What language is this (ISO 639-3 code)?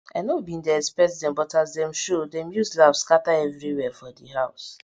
pcm